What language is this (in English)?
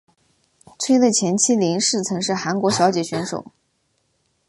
Chinese